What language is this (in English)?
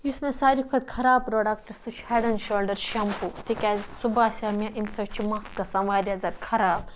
Kashmiri